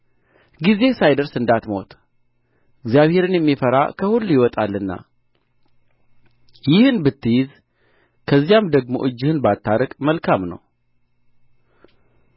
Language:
Amharic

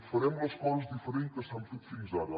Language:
Catalan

